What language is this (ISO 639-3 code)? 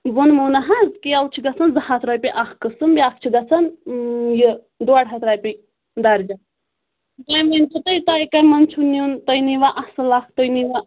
kas